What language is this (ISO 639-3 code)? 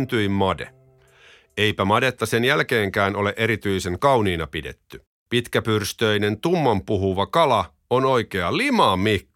fin